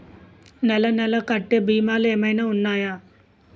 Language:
Telugu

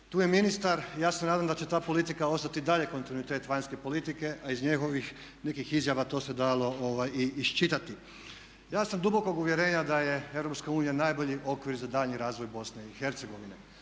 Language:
Croatian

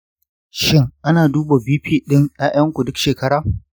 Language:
Hausa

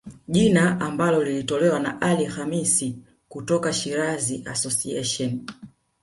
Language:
Swahili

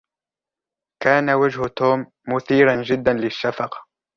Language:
Arabic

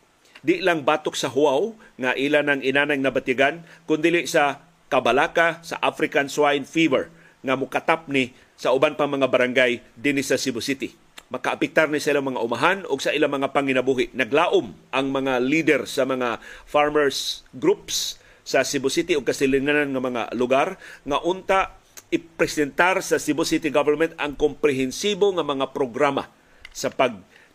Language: Filipino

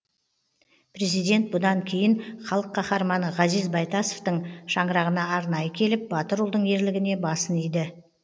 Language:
Kazakh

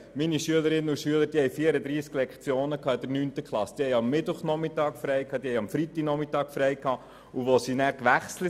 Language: Swiss German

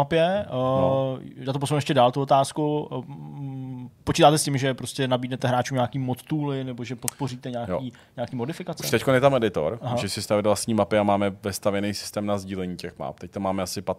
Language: Czech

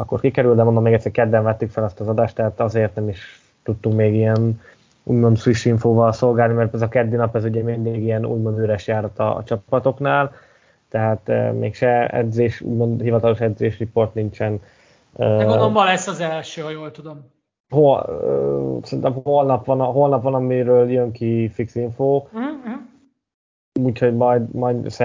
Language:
Hungarian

